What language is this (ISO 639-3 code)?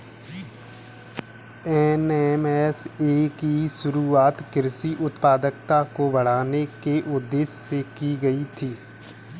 hin